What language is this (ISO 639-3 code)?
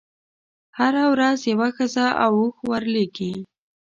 pus